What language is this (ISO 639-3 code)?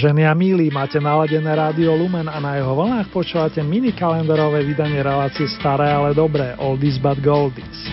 slk